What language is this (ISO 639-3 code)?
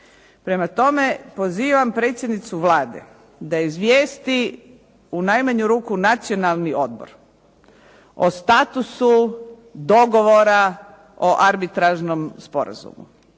hrv